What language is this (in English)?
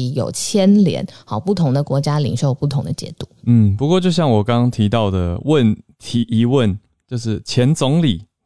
Chinese